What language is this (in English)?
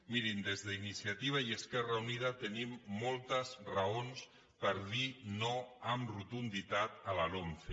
Catalan